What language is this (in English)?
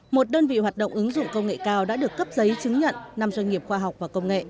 Vietnamese